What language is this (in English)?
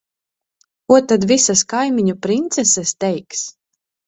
Latvian